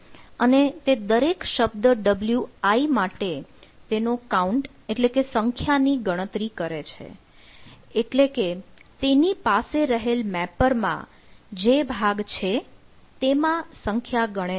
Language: Gujarati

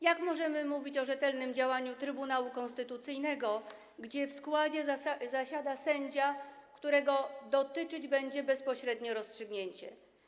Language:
Polish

